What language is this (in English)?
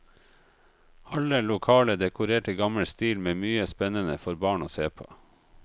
Norwegian